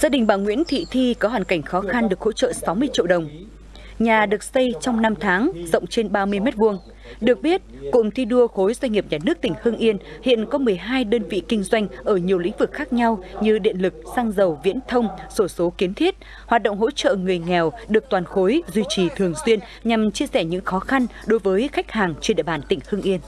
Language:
Vietnamese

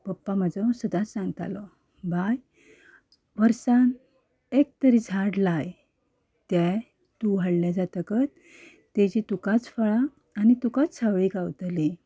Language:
Konkani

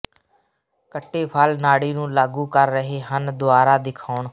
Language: Punjabi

